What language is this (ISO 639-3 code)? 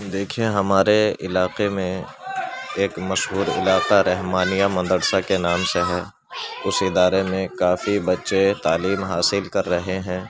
urd